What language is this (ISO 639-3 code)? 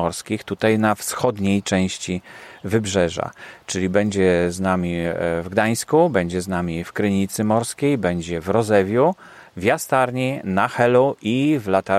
pol